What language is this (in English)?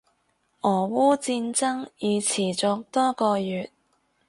Cantonese